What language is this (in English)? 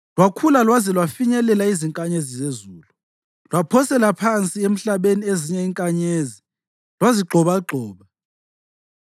North Ndebele